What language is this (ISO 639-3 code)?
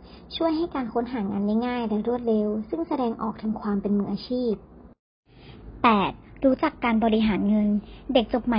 tha